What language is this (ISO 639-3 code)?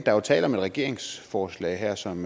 dan